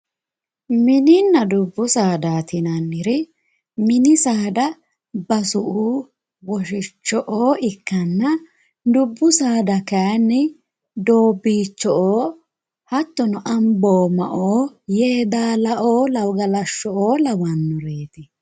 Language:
Sidamo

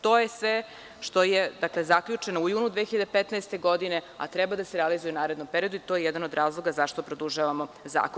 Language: Serbian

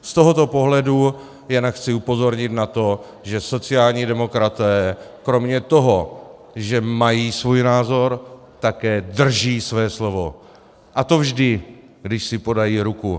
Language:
Czech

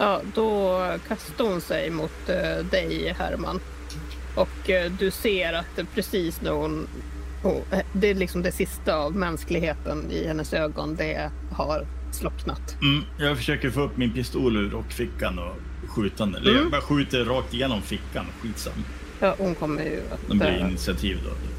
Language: Swedish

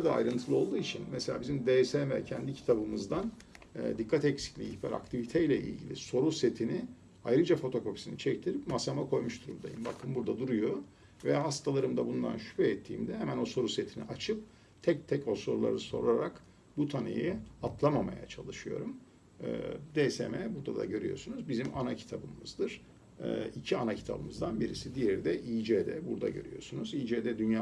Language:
Turkish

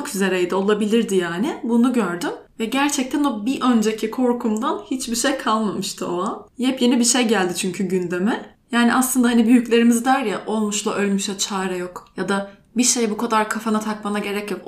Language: Turkish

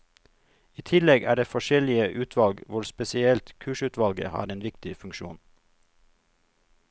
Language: Norwegian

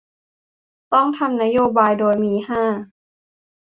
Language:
Thai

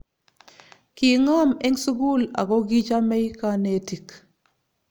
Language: Kalenjin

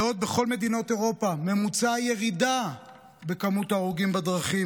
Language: Hebrew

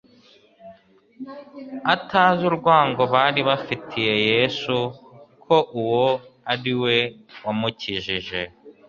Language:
Kinyarwanda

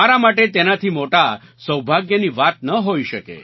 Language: Gujarati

